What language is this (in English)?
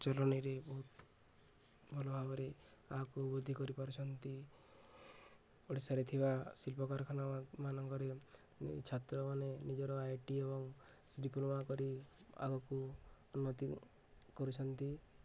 Odia